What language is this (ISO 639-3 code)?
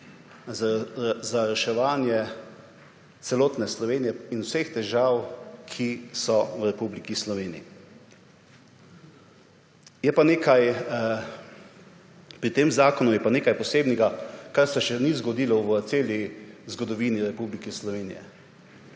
slv